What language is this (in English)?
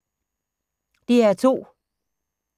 Danish